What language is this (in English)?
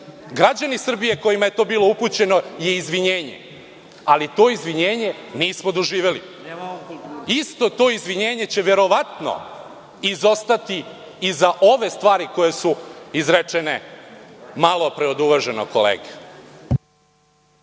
Serbian